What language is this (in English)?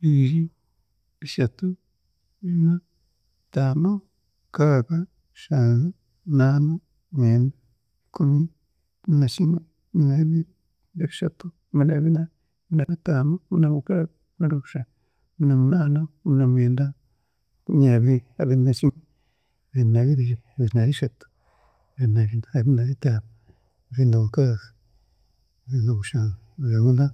Chiga